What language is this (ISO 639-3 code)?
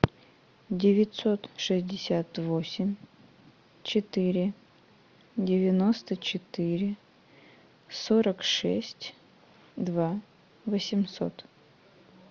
rus